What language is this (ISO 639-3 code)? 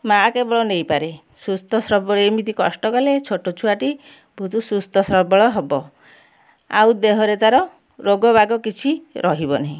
ori